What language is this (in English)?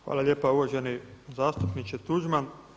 Croatian